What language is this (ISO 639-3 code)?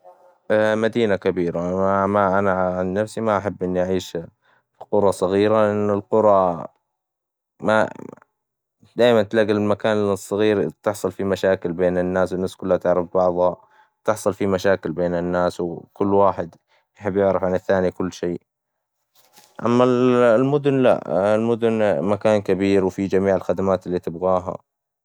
acw